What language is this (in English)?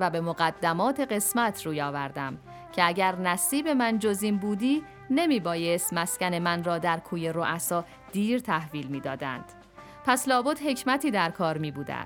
Persian